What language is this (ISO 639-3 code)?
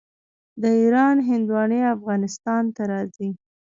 pus